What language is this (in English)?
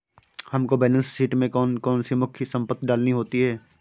Hindi